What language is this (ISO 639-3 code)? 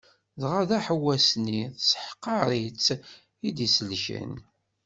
kab